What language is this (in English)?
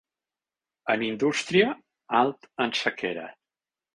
Catalan